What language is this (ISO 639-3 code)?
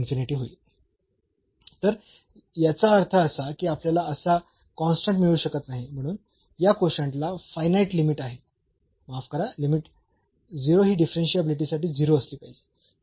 mar